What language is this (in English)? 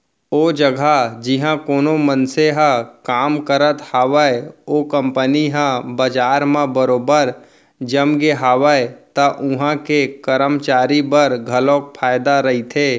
Chhattisgarhi